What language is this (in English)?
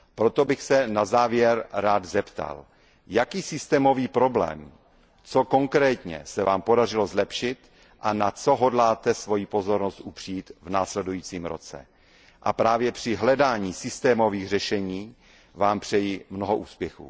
Czech